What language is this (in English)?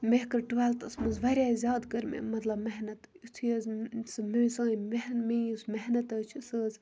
Kashmiri